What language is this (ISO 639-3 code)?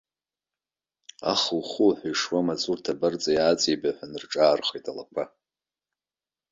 abk